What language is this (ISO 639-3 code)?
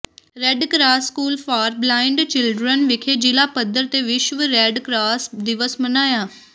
pan